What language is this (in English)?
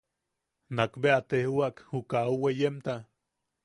Yaqui